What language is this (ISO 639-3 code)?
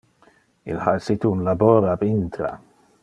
ina